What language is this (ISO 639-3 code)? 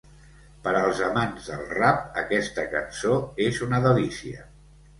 cat